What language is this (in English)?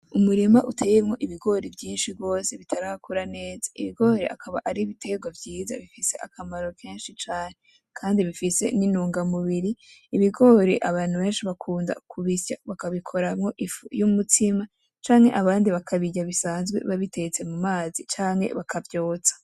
Rundi